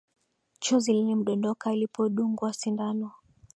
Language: Swahili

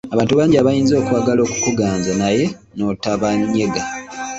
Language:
Ganda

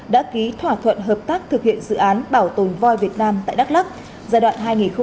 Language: Vietnamese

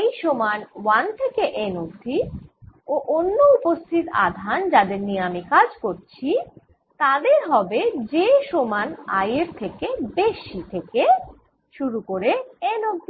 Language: Bangla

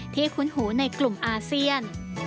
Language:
Thai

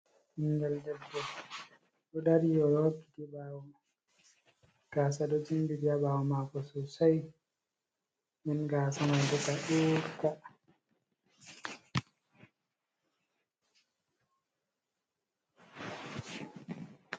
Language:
Fula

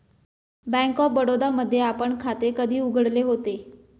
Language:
Marathi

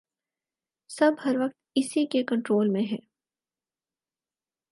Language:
Urdu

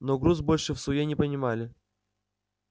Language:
Russian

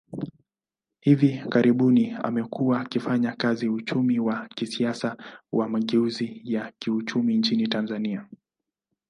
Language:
Swahili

